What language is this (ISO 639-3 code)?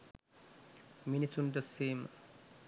sin